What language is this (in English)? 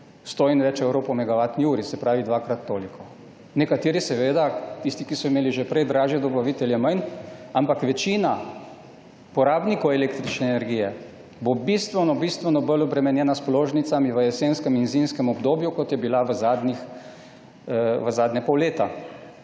Slovenian